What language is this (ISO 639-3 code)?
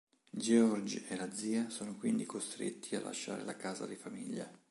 ita